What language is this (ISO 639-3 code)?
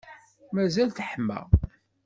kab